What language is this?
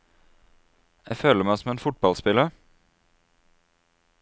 Norwegian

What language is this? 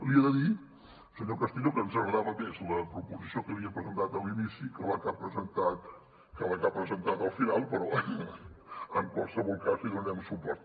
Catalan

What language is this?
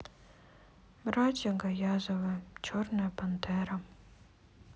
Russian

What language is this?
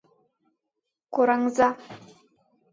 Mari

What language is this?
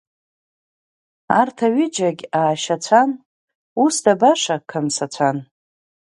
Abkhazian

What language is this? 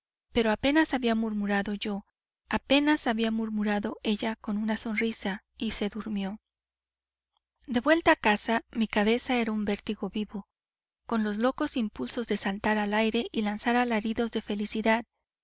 Spanish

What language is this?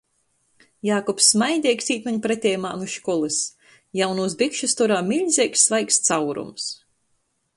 Latgalian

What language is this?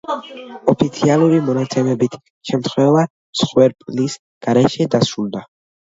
Georgian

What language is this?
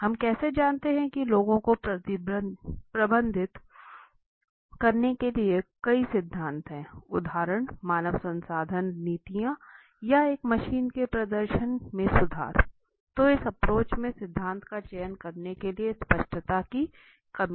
Hindi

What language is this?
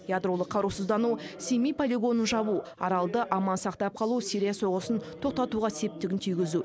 Kazakh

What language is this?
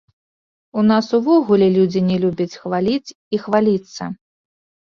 Belarusian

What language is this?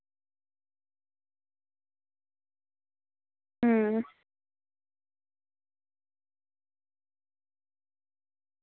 Dogri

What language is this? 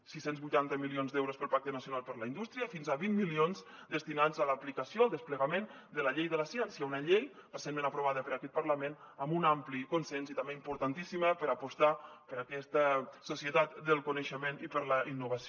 Catalan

